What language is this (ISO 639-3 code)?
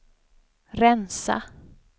swe